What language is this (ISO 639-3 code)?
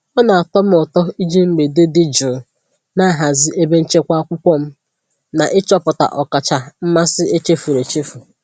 ibo